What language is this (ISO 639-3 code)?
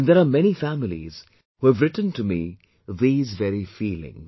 eng